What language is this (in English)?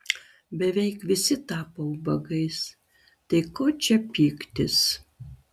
Lithuanian